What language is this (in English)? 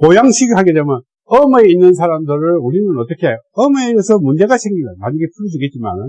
Korean